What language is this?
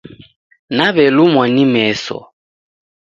Taita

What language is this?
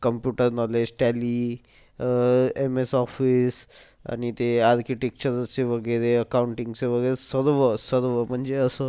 Marathi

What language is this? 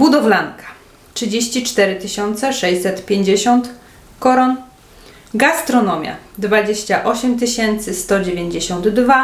Polish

